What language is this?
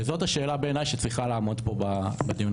Hebrew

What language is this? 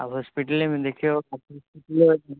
Maithili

